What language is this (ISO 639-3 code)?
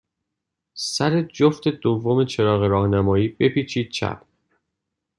fas